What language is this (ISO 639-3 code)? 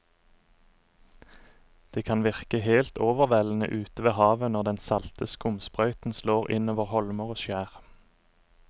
nor